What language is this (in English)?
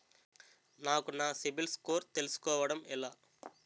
Telugu